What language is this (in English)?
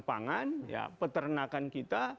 Indonesian